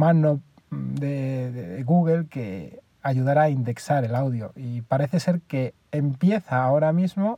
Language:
Spanish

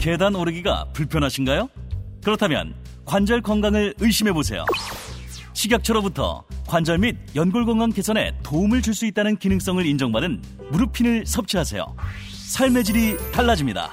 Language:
Korean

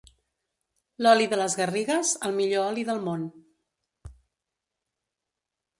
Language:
Catalan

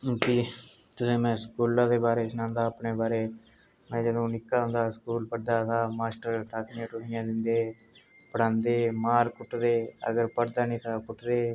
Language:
Dogri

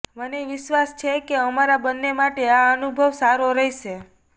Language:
Gujarati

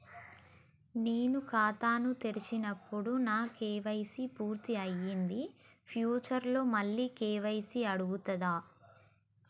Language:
Telugu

